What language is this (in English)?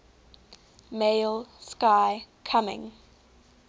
English